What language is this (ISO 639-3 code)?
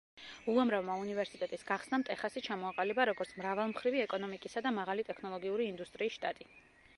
kat